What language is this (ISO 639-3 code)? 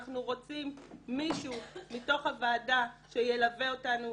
heb